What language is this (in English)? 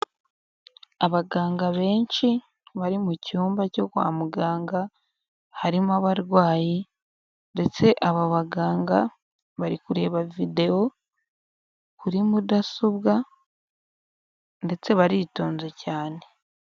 Kinyarwanda